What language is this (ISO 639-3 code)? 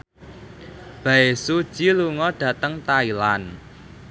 jav